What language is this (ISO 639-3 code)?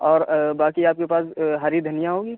urd